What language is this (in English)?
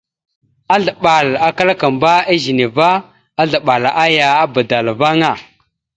Mada (Cameroon)